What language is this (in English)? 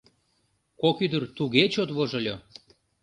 Mari